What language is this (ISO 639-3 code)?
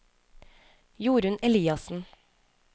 nor